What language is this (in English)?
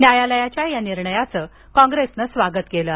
Marathi